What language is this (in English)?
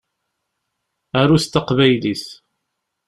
Kabyle